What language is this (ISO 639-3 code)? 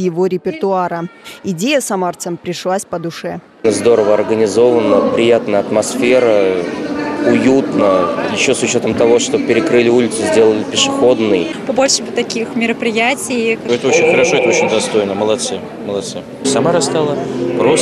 rus